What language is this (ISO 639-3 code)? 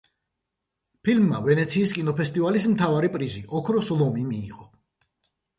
kat